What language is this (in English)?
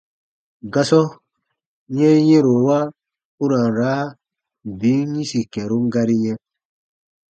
Baatonum